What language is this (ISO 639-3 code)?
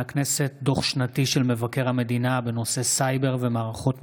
heb